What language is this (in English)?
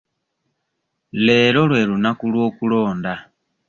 Ganda